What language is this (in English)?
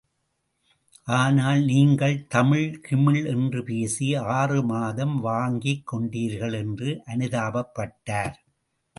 Tamil